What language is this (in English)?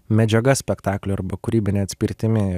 Lithuanian